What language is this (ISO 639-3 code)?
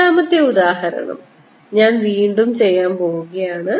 mal